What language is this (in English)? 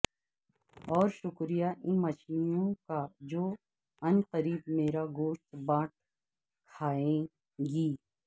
Urdu